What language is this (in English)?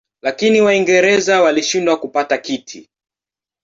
Swahili